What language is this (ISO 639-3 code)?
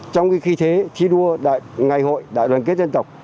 vie